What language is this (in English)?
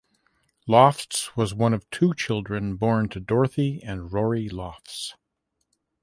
English